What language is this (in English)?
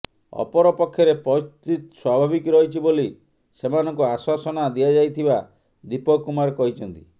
Odia